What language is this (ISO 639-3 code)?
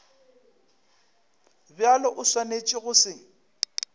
nso